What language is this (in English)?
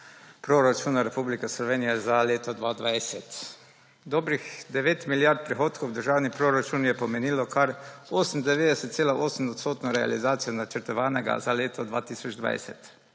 Slovenian